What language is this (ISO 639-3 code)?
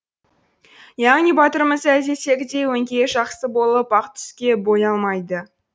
kaz